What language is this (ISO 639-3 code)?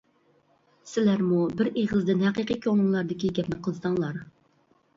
uig